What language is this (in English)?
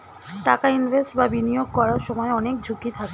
Bangla